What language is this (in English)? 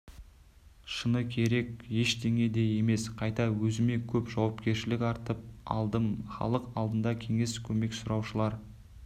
Kazakh